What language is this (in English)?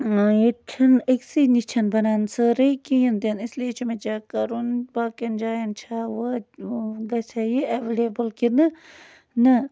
Kashmiri